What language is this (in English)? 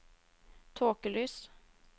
Norwegian